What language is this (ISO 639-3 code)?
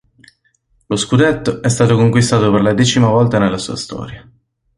ita